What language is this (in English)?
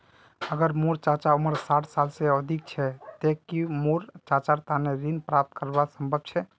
Magahi